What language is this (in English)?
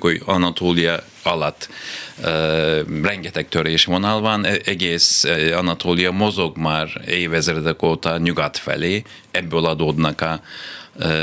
Hungarian